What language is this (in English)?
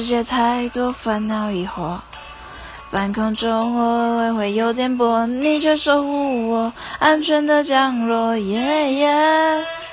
Chinese